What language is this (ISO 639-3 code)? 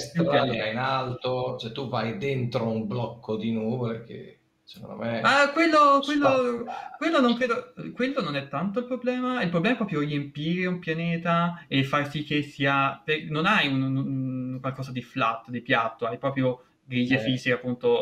ita